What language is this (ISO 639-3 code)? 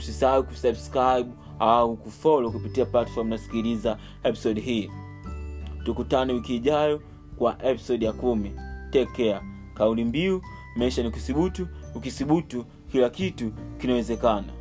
swa